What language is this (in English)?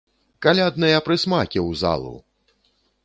Belarusian